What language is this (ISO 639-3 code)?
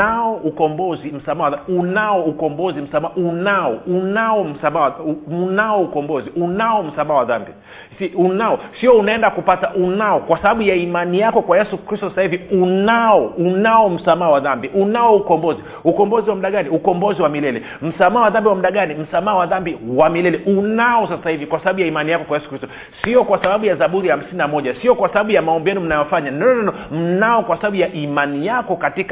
swa